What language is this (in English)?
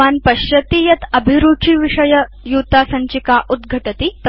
Sanskrit